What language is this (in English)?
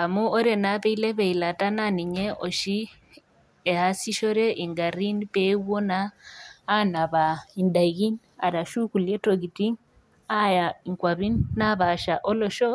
Masai